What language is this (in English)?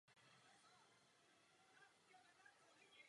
Czech